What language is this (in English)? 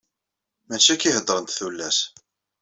Kabyle